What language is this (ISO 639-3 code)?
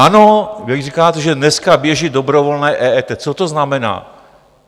ces